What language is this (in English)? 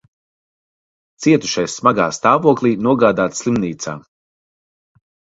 Latvian